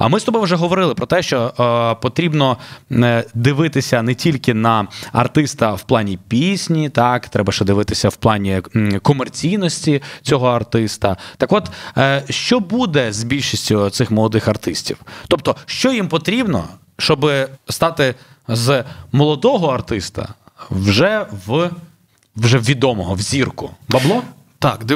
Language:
Ukrainian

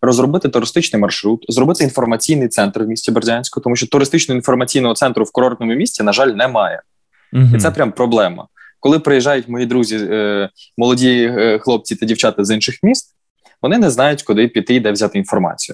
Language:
Ukrainian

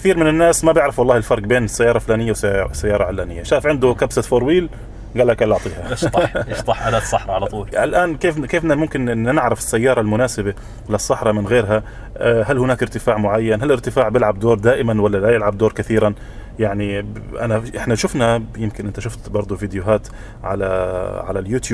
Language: Arabic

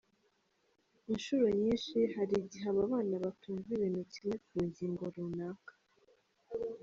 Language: Kinyarwanda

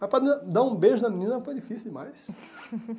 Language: Portuguese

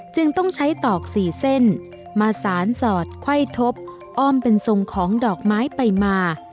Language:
Thai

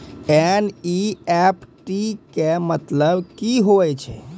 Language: Maithili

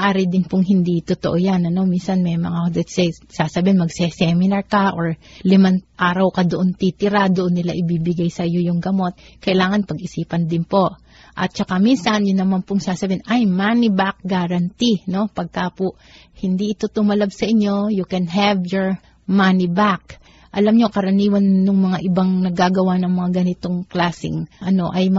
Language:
Filipino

